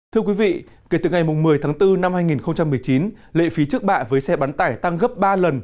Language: Vietnamese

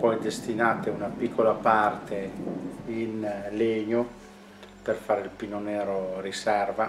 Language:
Italian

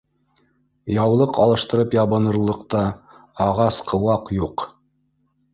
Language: Bashkir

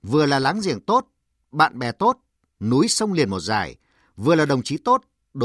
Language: Vietnamese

